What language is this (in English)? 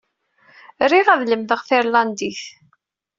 Kabyle